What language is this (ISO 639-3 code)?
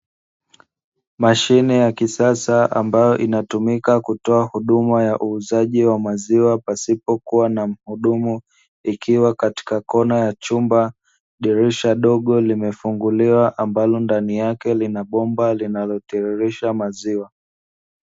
swa